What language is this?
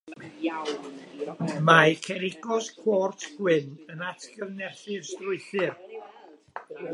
Welsh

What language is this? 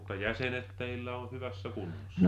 Finnish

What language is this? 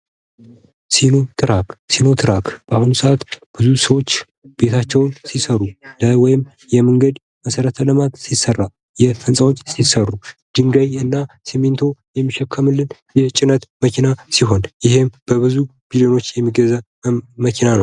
Amharic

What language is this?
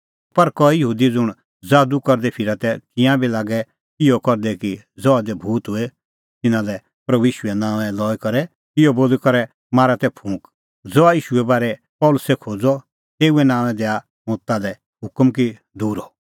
Kullu Pahari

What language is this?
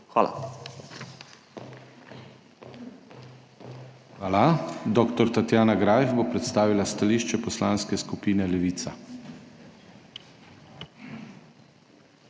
Slovenian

